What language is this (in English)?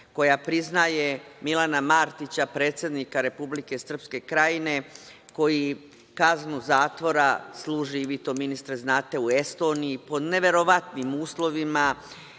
Serbian